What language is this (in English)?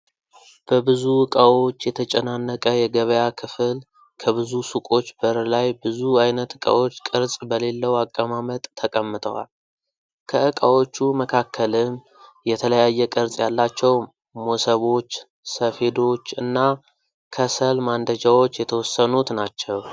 Amharic